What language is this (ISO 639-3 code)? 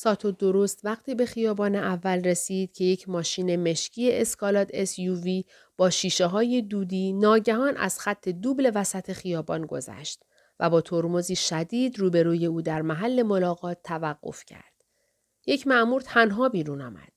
fas